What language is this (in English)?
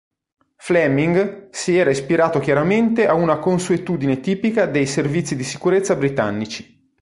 Italian